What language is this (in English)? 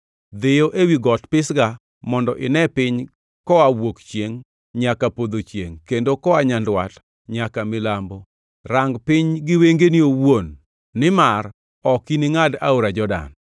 Luo (Kenya and Tanzania)